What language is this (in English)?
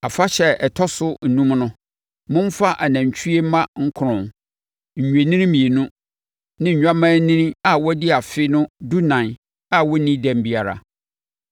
Akan